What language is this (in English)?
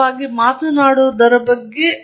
Kannada